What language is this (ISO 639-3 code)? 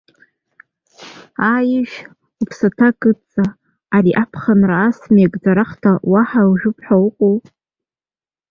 abk